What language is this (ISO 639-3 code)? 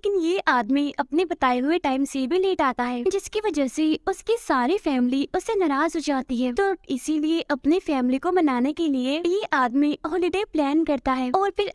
hin